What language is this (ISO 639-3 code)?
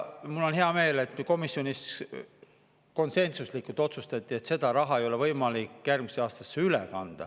est